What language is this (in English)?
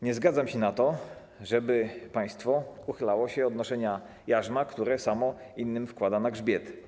Polish